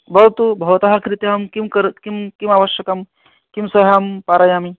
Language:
Sanskrit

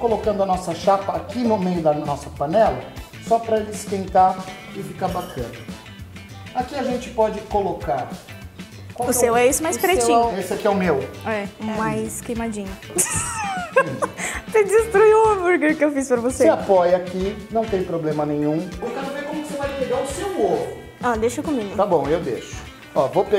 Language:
Portuguese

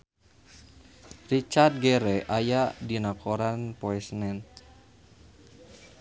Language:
Sundanese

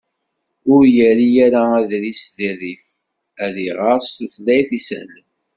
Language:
Kabyle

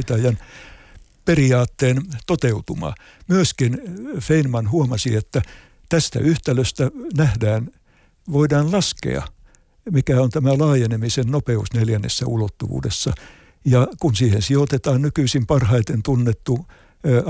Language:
Finnish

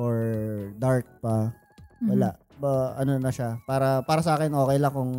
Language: Filipino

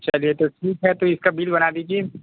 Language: Hindi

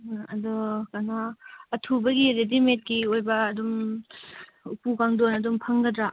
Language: Manipuri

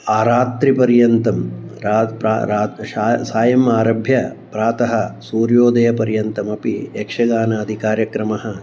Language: Sanskrit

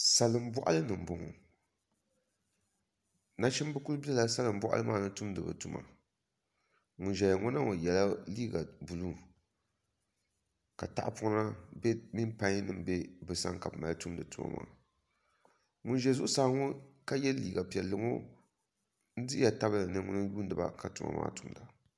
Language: Dagbani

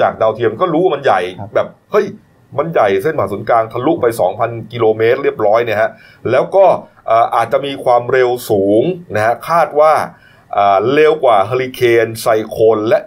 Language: Thai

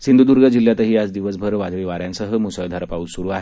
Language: Marathi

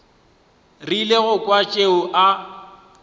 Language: Northern Sotho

